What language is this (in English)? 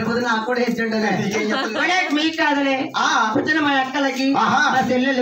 Thai